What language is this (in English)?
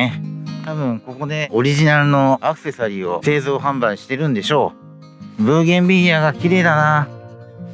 Japanese